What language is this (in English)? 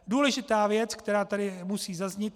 Czech